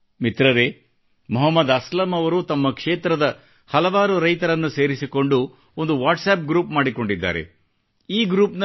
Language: Kannada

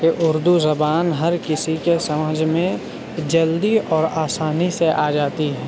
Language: Urdu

